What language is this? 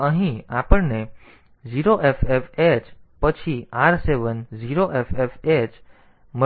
Gujarati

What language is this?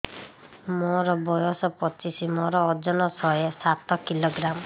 Odia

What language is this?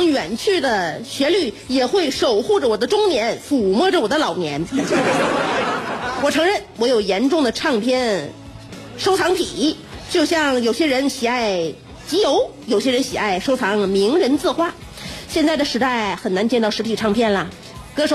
Chinese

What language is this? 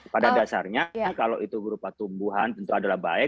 Indonesian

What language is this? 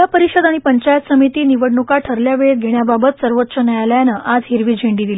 Marathi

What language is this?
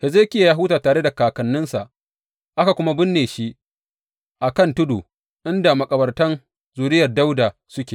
Hausa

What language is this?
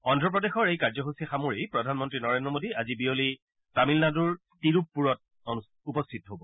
Assamese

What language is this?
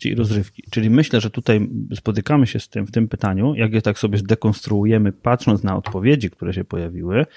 Polish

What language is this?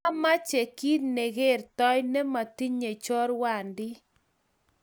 Kalenjin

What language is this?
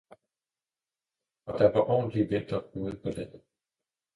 Danish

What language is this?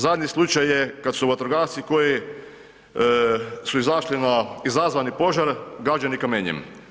Croatian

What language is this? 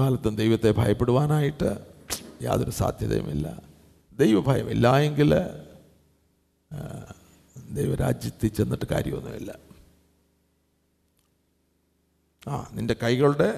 Malayalam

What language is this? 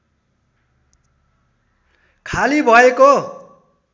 Nepali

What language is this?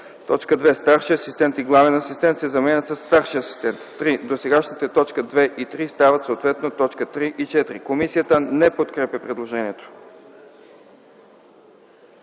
Bulgarian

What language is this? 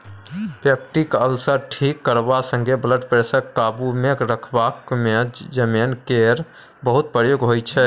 Maithili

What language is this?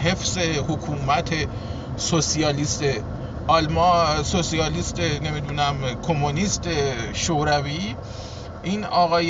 Persian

